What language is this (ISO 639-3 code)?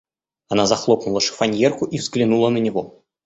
rus